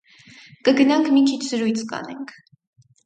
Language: Armenian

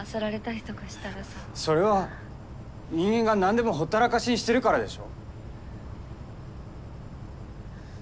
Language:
Japanese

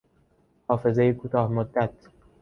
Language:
Persian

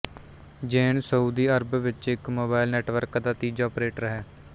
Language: Punjabi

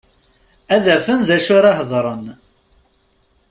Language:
Kabyle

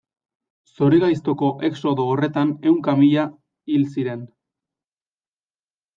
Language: Basque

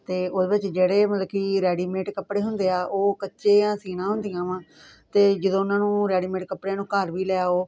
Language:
Punjabi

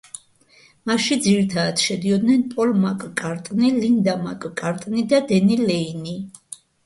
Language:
Georgian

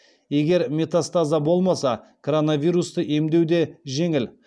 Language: Kazakh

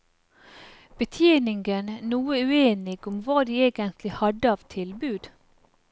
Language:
Norwegian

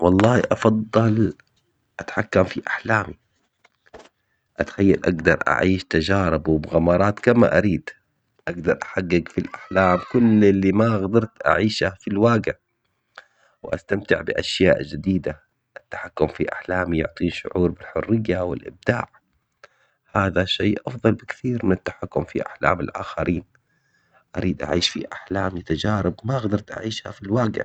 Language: Omani Arabic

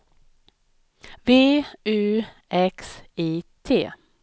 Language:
Swedish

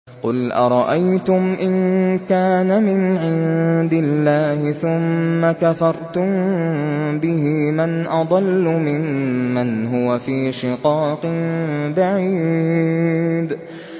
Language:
Arabic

